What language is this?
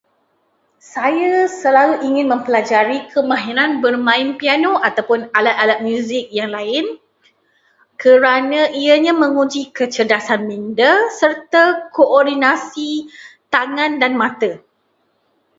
Malay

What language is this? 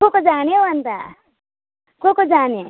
Nepali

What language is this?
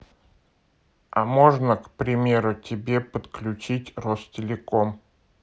Russian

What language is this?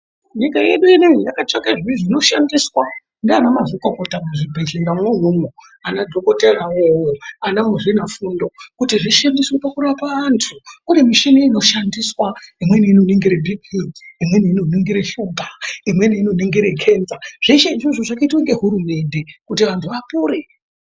Ndau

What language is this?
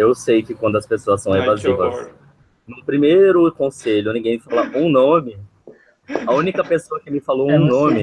Portuguese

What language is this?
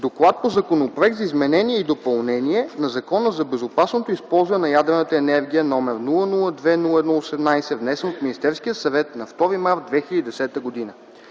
Bulgarian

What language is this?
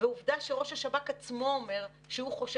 Hebrew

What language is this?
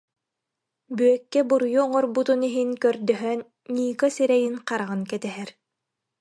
Yakut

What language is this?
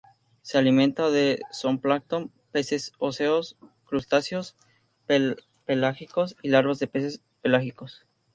Spanish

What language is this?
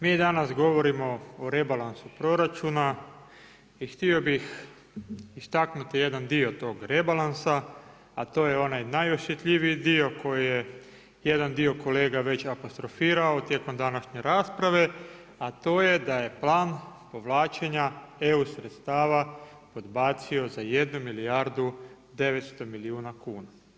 Croatian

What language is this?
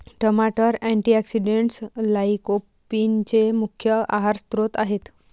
Marathi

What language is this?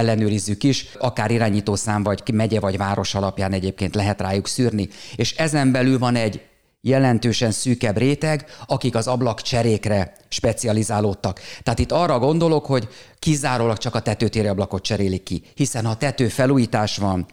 Hungarian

